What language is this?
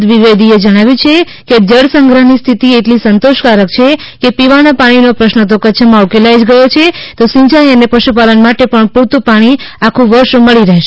Gujarati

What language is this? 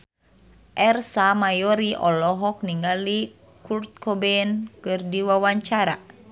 Sundanese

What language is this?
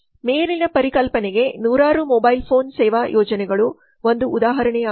Kannada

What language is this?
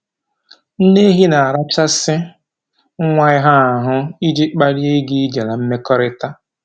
Igbo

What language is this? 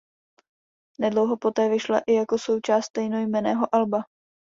Czech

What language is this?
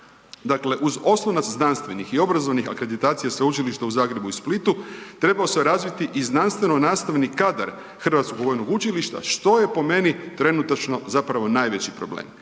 Croatian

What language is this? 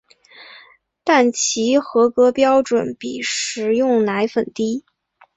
Chinese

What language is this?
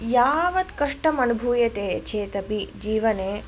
Sanskrit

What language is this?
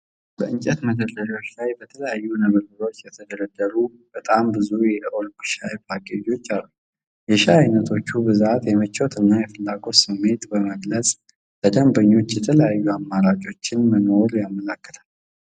Amharic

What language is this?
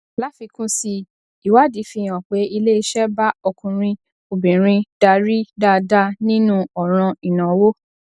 Yoruba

